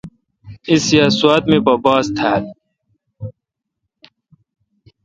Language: Kalkoti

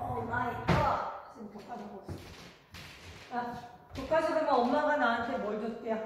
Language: Korean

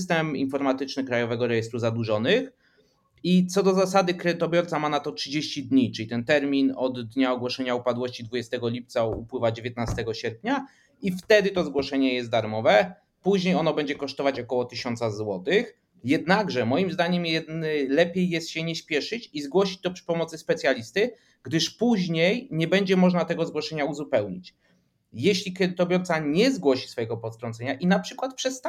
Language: Polish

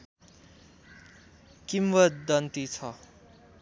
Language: Nepali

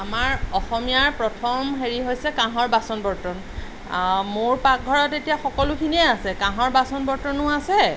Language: Assamese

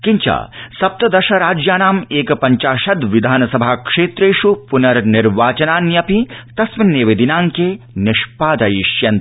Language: Sanskrit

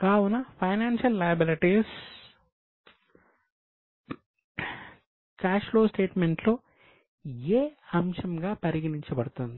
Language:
Telugu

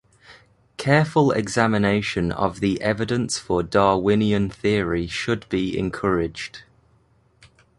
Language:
English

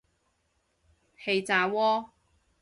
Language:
Cantonese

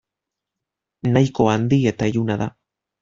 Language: Basque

